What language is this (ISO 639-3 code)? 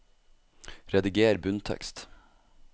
nor